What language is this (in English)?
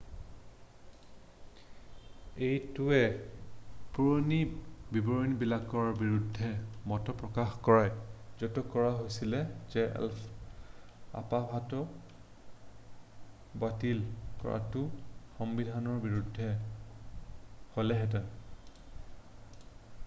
Assamese